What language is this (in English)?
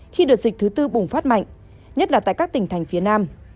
Vietnamese